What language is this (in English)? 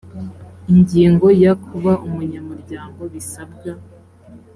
Kinyarwanda